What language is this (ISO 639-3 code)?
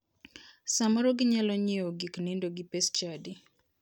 luo